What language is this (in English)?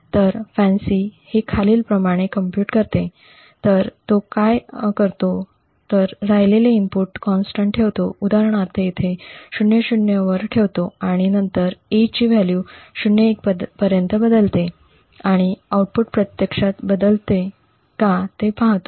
Marathi